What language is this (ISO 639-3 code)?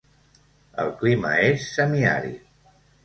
cat